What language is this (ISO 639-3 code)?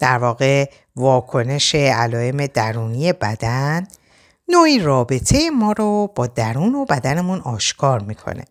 fas